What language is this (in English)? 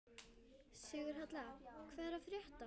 Icelandic